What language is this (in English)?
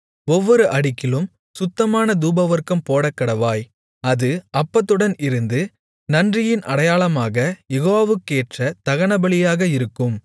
Tamil